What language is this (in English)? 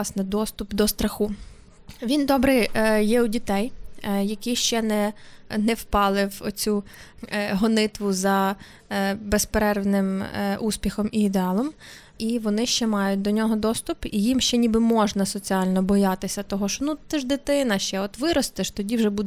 Ukrainian